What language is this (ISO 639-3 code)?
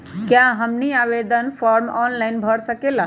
mag